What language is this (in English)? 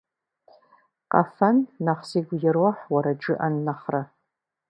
Kabardian